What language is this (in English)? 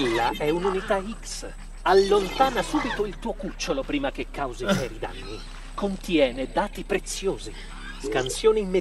Italian